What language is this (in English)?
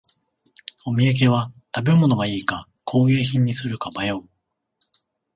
Japanese